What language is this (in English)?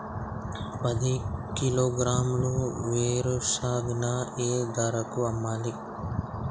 Telugu